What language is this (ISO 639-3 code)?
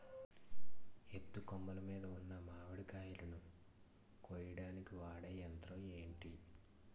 tel